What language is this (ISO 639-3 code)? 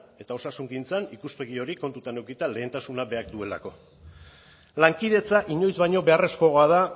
eus